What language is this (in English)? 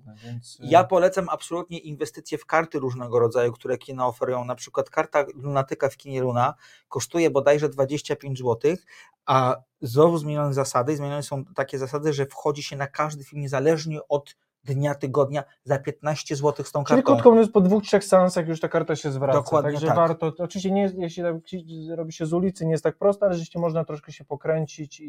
Polish